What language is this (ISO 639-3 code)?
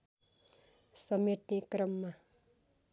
nep